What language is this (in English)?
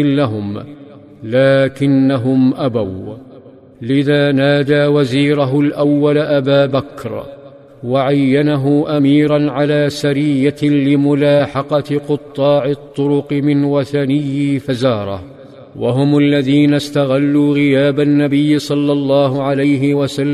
Arabic